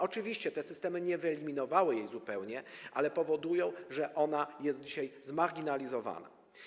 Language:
Polish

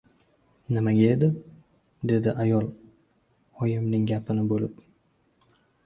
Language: Uzbek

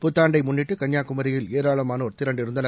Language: Tamil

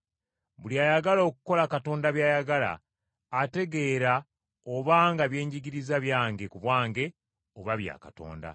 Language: Ganda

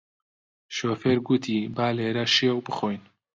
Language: Central Kurdish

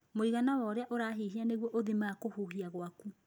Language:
Kikuyu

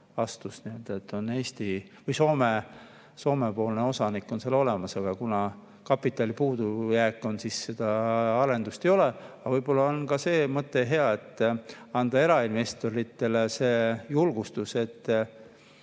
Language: Estonian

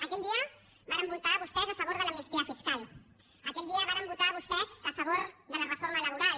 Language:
Catalan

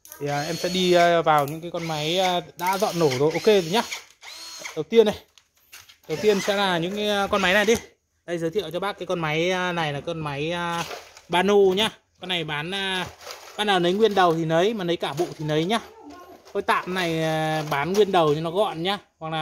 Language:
Vietnamese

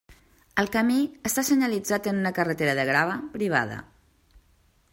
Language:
Catalan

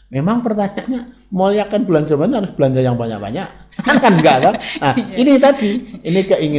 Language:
Indonesian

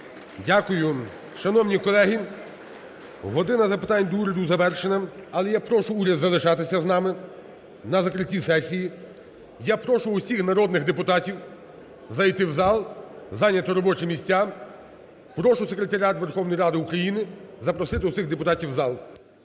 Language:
Ukrainian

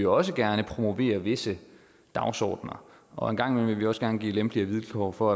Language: Danish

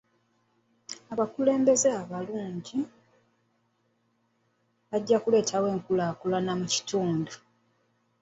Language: Ganda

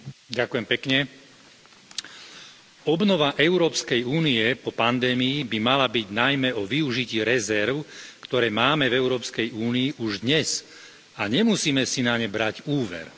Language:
Slovak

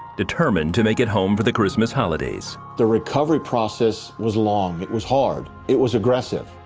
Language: English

